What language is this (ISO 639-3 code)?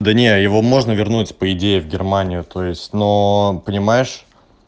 rus